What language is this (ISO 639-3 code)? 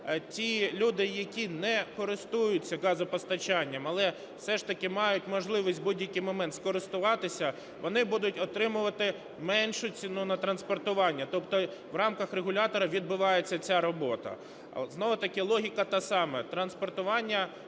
ukr